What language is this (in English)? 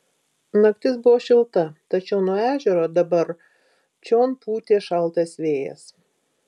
Lithuanian